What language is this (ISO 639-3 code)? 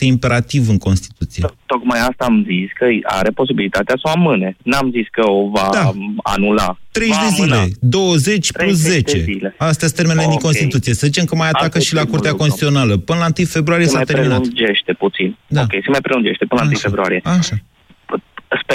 ron